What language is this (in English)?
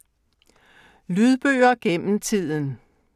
Danish